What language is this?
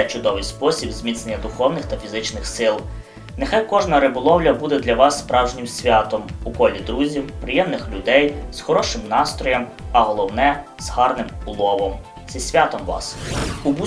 Ukrainian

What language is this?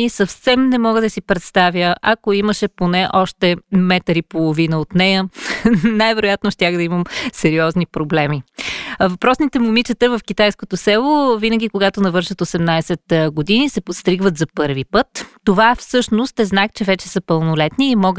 Bulgarian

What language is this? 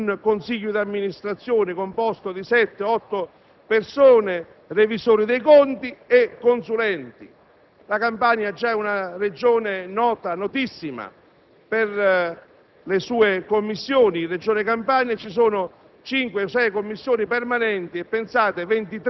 Italian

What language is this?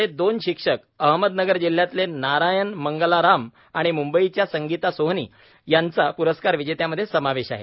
Marathi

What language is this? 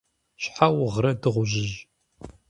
Kabardian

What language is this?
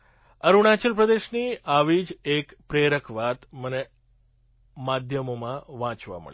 Gujarati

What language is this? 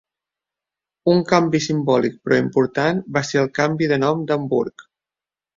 Catalan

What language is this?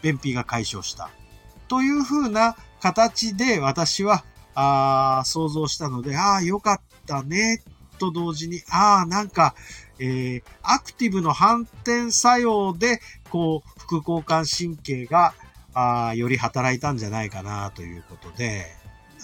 Japanese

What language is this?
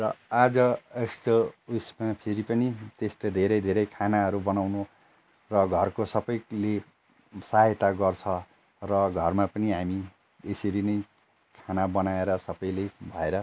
Nepali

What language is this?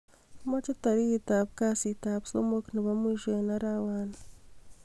Kalenjin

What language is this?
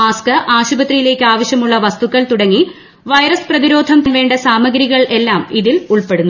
Malayalam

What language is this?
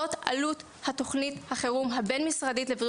Hebrew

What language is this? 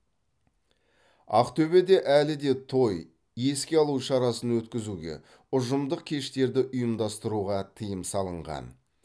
Kazakh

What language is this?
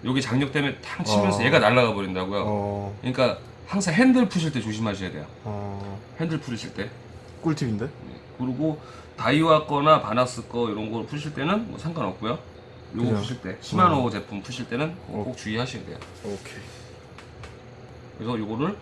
Korean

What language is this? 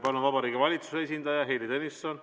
Estonian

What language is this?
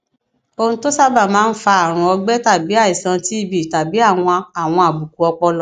Yoruba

